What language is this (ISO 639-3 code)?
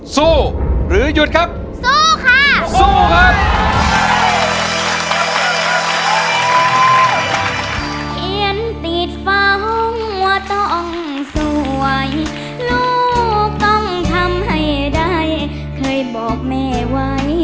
tha